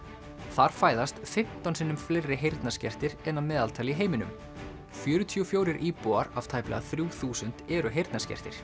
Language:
Icelandic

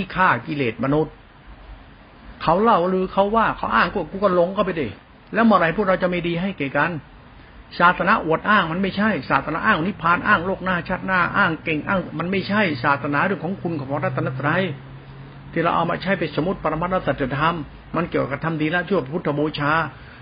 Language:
Thai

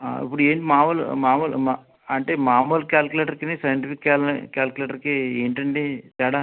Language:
Telugu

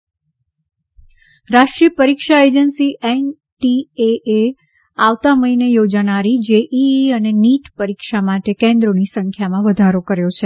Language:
Gujarati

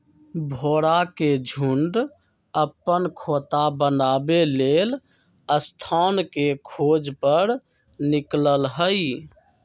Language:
Magahi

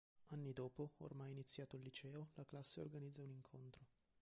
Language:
Italian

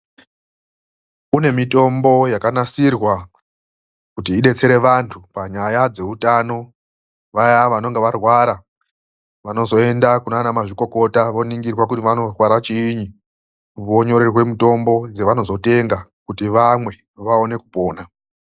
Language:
Ndau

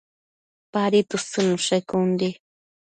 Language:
Matsés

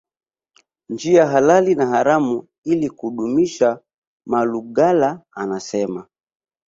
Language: Swahili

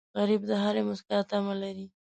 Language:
Pashto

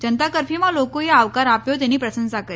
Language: Gujarati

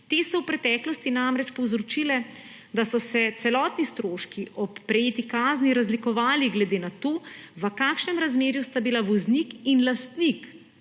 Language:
Slovenian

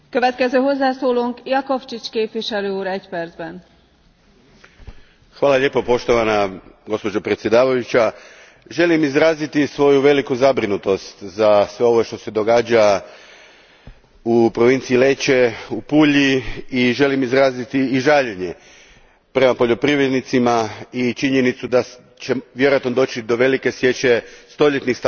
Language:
Croatian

